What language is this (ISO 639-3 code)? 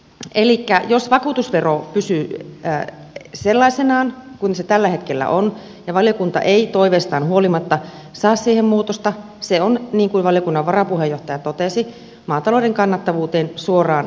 fin